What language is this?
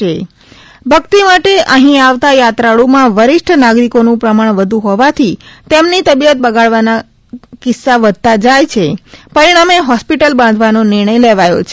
Gujarati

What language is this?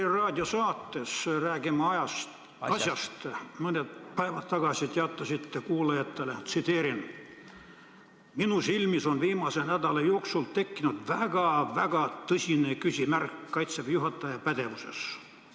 Estonian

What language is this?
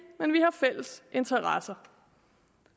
Danish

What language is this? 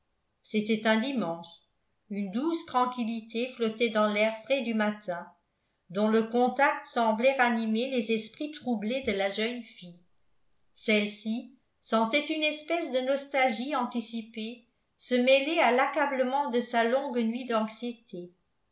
French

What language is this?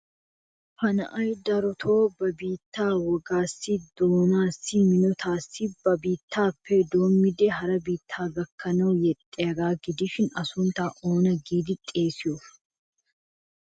Wolaytta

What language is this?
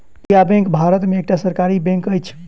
Maithili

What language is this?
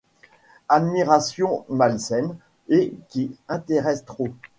French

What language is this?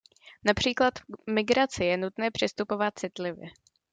Czech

